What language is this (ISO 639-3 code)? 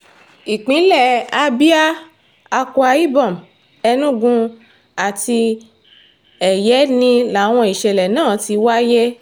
yor